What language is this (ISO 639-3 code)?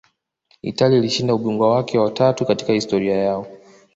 swa